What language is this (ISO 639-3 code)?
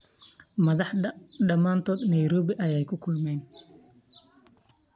som